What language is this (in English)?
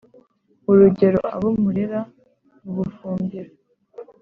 Kinyarwanda